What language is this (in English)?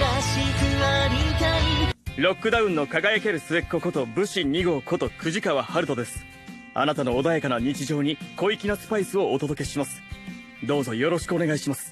Japanese